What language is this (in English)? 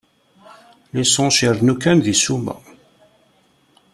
Kabyle